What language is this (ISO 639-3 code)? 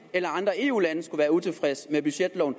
dan